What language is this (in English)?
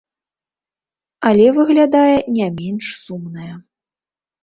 Belarusian